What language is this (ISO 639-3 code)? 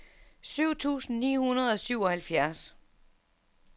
dan